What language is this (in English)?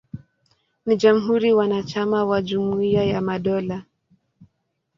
Swahili